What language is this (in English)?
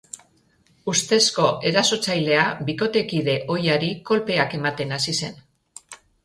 Basque